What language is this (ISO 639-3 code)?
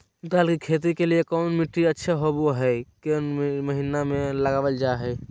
mag